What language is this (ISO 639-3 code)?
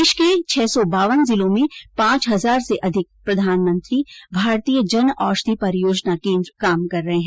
hin